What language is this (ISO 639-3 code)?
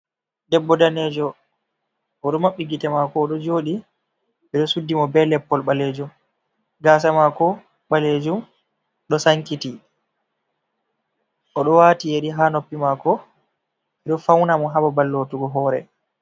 ful